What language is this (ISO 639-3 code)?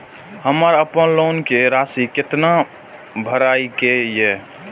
mai